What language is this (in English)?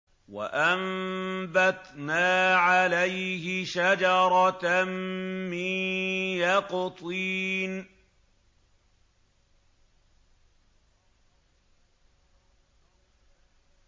Arabic